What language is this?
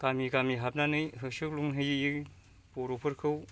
Bodo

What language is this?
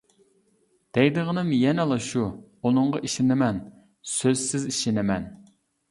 Uyghur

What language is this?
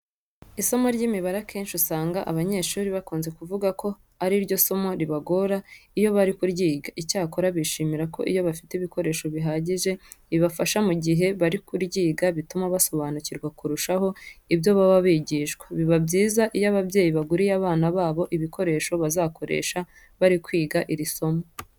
Kinyarwanda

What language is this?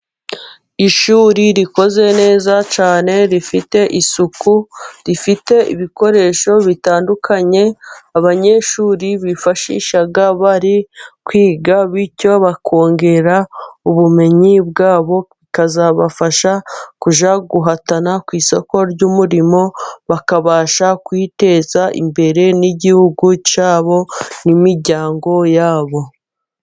Kinyarwanda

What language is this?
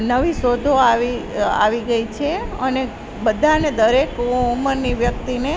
Gujarati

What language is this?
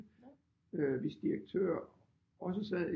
Danish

